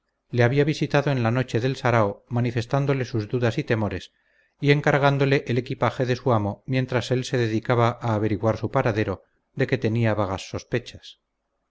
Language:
Spanish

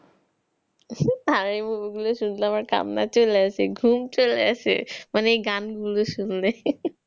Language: Bangla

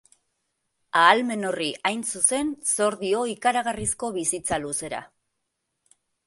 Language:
Basque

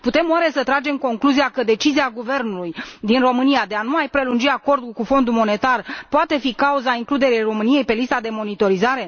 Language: Romanian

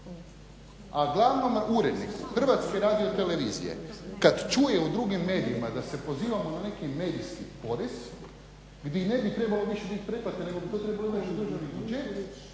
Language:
Croatian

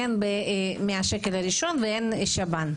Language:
Hebrew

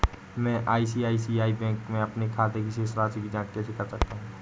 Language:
Hindi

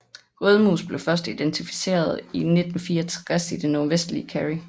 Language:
Danish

